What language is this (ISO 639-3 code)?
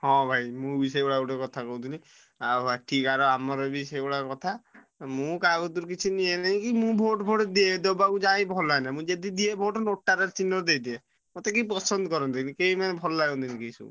ori